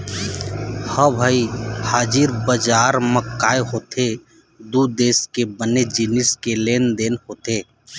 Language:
Chhattisgarhi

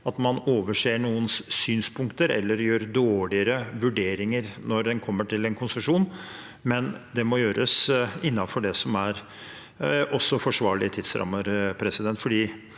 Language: Norwegian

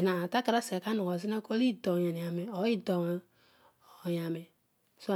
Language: Odual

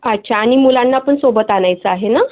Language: Marathi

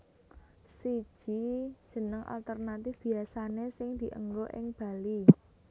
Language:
Javanese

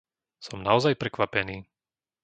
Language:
Slovak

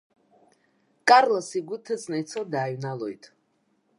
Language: Abkhazian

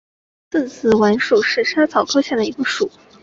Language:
Chinese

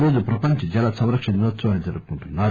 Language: Telugu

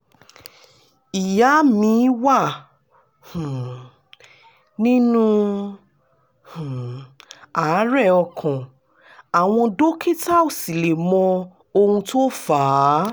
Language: Yoruba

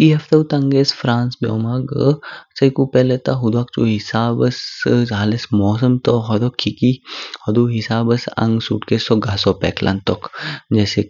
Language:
Kinnauri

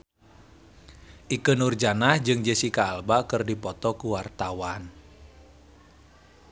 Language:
Sundanese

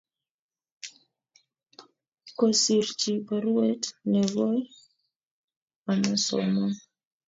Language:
Kalenjin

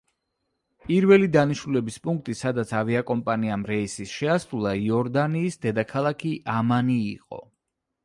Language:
Georgian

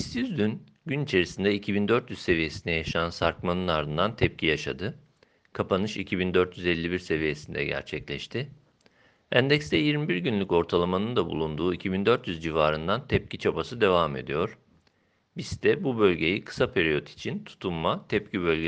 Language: Turkish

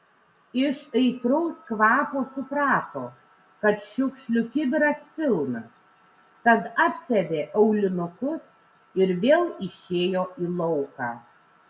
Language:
Lithuanian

